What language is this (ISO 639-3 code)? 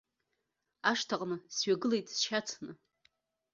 abk